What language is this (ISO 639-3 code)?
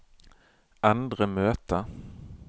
nor